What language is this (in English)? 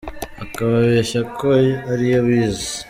Kinyarwanda